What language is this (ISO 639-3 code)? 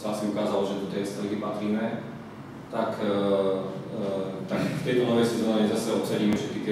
ces